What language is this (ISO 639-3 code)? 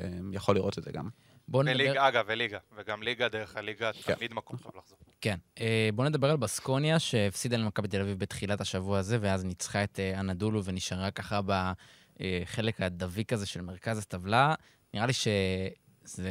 heb